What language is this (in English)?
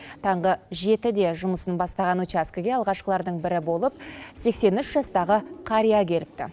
Kazakh